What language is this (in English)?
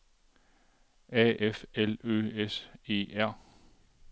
Danish